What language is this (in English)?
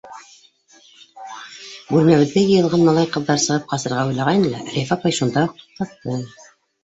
Bashkir